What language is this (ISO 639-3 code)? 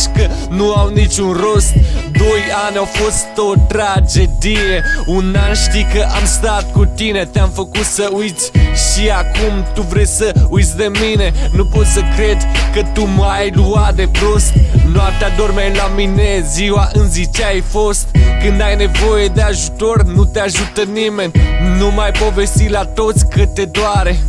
por